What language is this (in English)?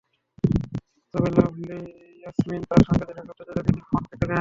Bangla